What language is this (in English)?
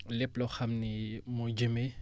Wolof